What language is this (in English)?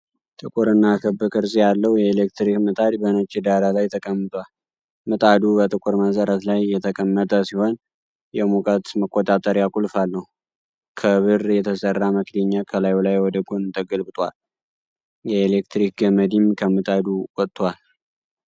Amharic